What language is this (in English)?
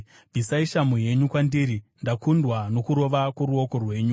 Shona